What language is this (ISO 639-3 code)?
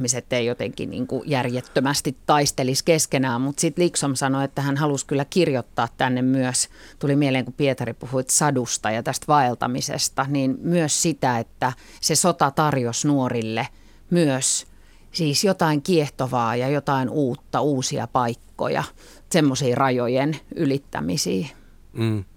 fin